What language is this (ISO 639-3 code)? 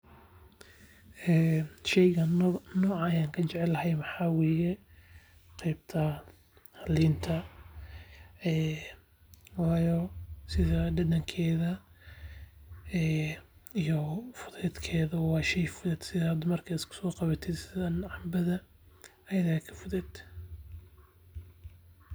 som